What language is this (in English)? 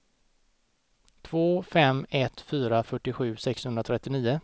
Swedish